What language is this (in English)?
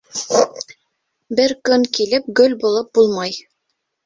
Bashkir